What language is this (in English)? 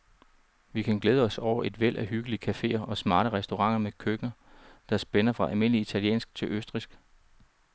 Danish